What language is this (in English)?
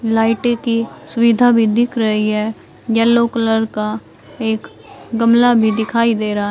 Hindi